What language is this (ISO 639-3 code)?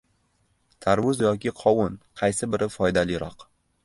uzb